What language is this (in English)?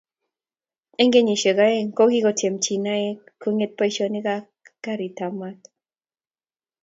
Kalenjin